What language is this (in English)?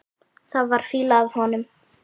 Icelandic